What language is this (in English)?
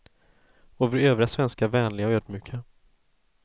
Swedish